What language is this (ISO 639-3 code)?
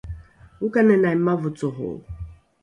dru